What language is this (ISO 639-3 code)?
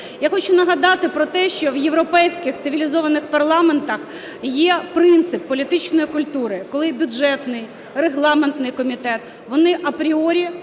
ukr